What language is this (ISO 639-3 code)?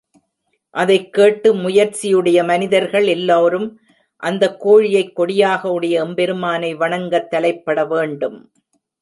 tam